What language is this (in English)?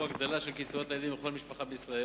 Hebrew